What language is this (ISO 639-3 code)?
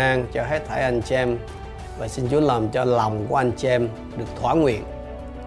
vie